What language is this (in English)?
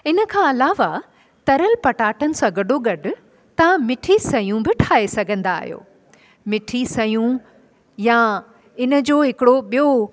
Sindhi